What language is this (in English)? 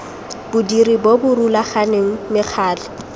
Tswana